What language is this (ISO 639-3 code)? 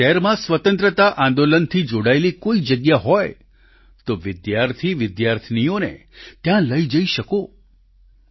guj